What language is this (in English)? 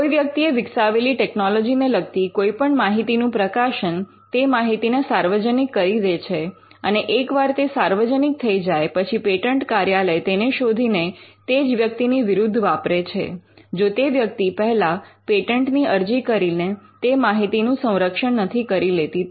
Gujarati